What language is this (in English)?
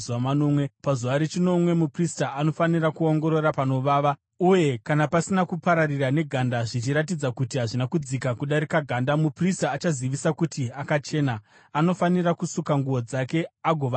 Shona